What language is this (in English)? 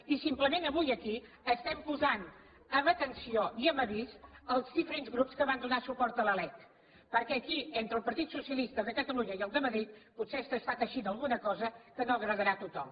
Catalan